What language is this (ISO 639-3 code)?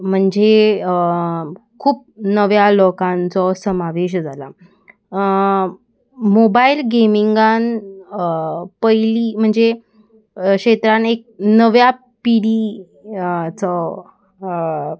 kok